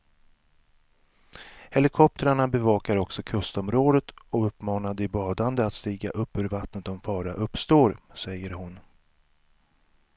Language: Swedish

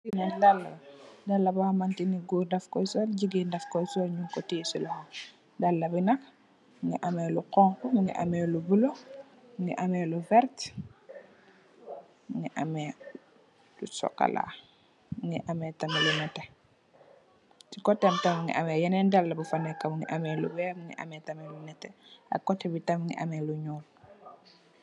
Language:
Wolof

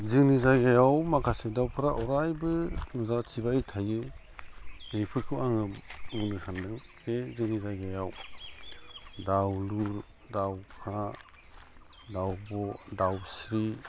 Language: Bodo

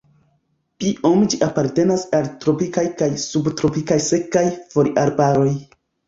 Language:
Esperanto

